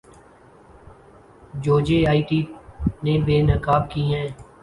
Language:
Urdu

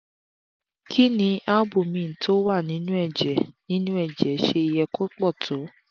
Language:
Yoruba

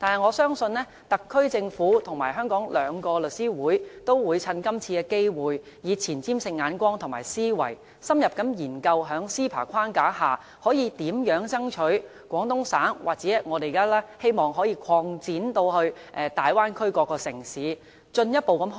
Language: Cantonese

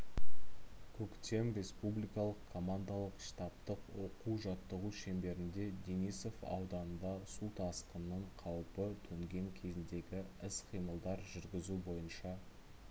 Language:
Kazakh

